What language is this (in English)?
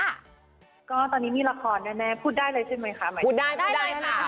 Thai